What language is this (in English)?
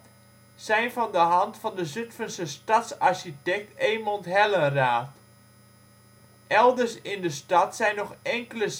Dutch